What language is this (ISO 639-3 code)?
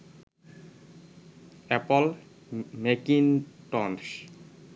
ben